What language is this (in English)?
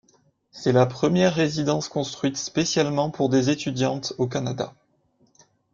French